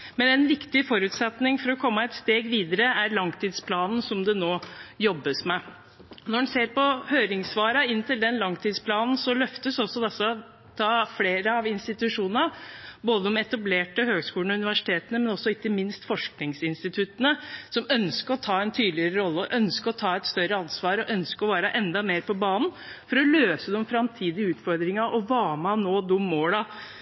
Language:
Norwegian Bokmål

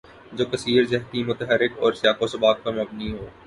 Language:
Urdu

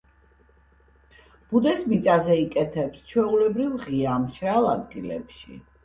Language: Georgian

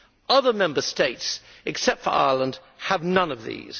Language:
English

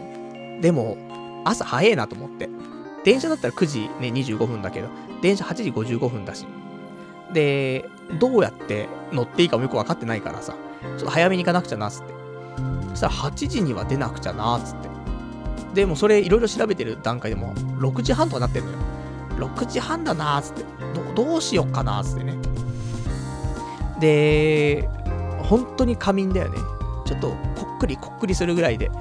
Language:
Japanese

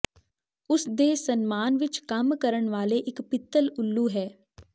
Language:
Punjabi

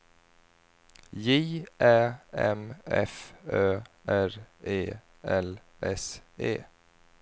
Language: Swedish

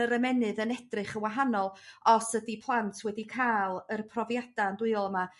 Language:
Welsh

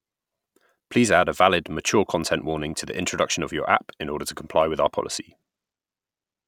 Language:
English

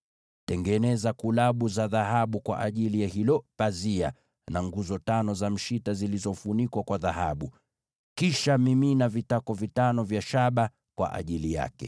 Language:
Swahili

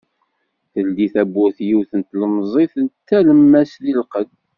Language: Kabyle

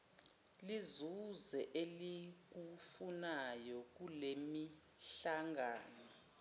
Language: Zulu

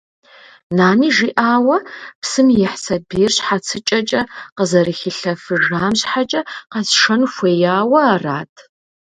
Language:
Kabardian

